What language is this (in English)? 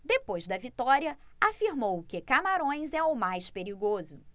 Portuguese